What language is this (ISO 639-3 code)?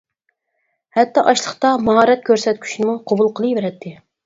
uig